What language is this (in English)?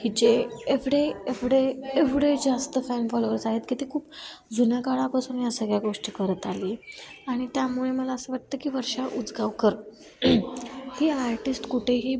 Marathi